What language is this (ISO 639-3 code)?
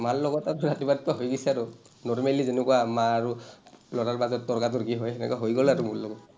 asm